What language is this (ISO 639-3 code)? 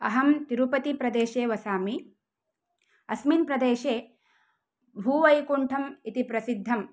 san